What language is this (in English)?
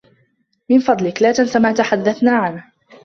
Arabic